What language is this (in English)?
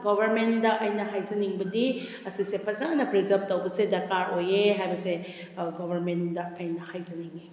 Manipuri